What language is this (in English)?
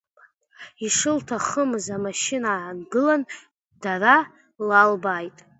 Abkhazian